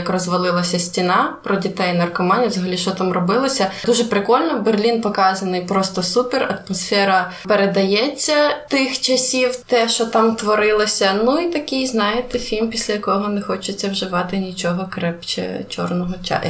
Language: Ukrainian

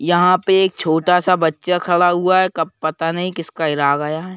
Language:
Hindi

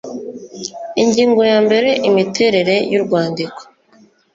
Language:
Kinyarwanda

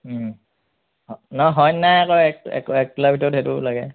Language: Assamese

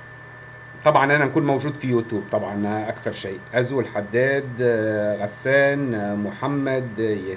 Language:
Arabic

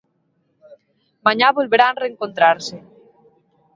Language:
Galician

